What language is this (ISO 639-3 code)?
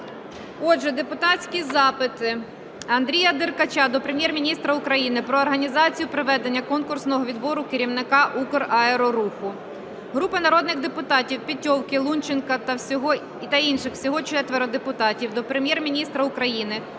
ukr